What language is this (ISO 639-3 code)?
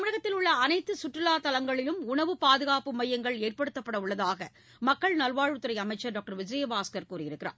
tam